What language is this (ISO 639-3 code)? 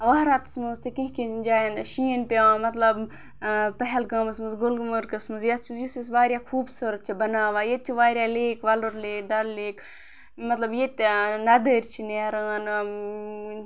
kas